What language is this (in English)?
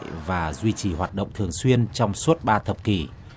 Vietnamese